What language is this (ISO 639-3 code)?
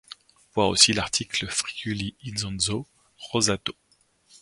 fra